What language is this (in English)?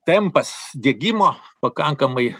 Lithuanian